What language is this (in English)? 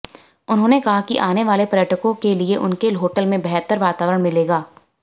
Hindi